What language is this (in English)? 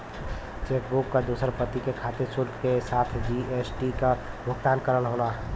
Bhojpuri